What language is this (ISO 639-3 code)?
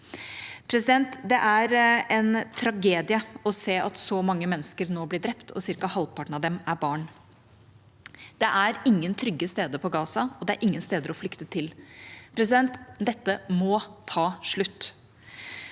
nor